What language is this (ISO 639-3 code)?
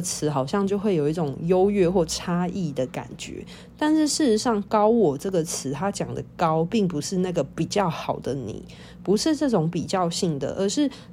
zho